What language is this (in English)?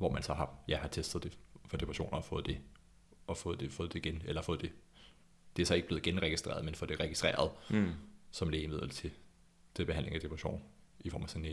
Danish